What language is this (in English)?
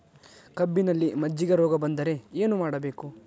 Kannada